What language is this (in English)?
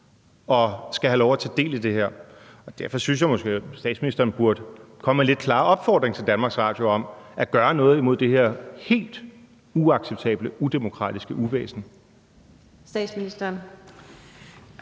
Danish